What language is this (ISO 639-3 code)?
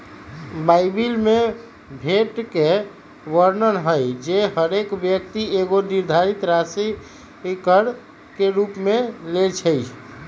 mag